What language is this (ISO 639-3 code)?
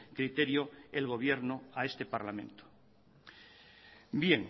spa